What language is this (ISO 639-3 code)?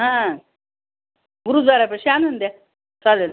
mar